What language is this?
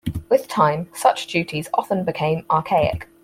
English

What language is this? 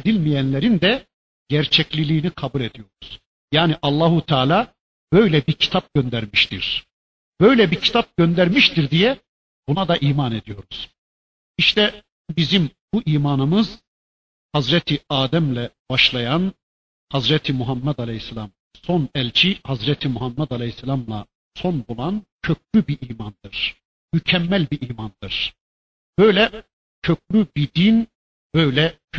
Turkish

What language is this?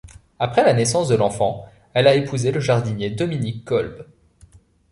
French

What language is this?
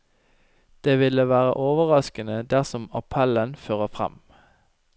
Norwegian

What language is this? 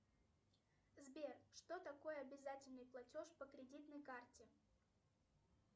Russian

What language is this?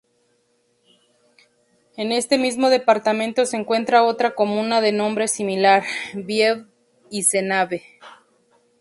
Spanish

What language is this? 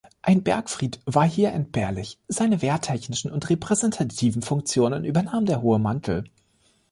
German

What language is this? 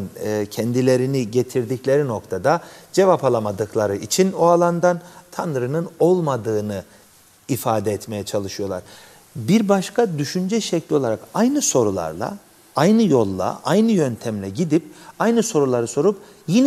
Turkish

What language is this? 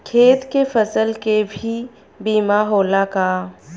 Bhojpuri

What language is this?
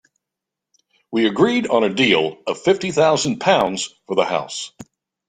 English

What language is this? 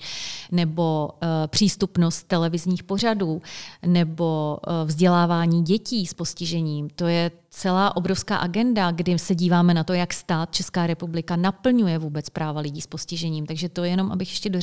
Czech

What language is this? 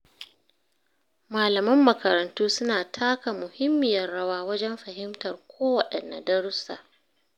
Hausa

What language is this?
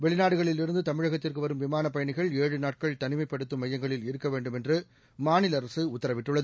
Tamil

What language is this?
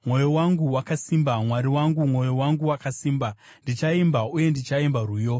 Shona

